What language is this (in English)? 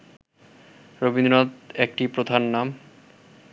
Bangla